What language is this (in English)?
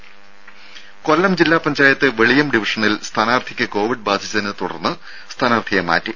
Malayalam